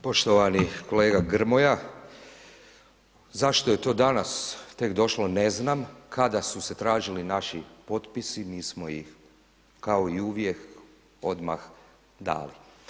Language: Croatian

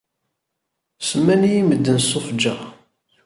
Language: Kabyle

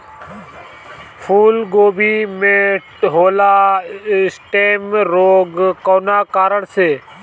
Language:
Bhojpuri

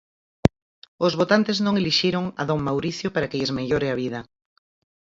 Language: Galician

